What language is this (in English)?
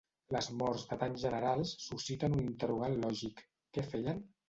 Catalan